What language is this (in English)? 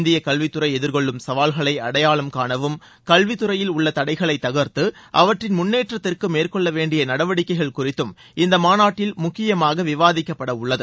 Tamil